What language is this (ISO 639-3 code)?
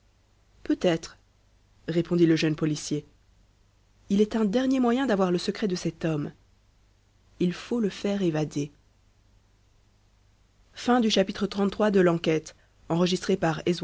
fra